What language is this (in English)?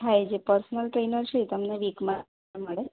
Gujarati